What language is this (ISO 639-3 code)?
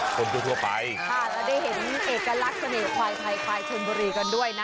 tha